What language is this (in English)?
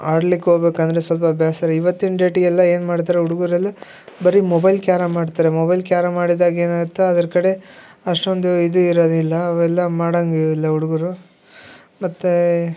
Kannada